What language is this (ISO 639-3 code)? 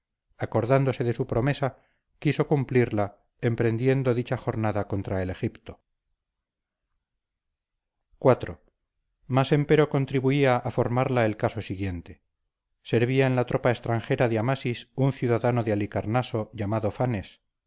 spa